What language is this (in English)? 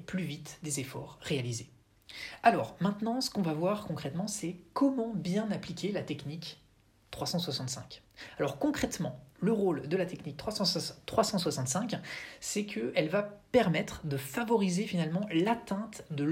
French